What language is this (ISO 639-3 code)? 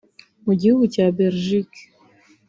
kin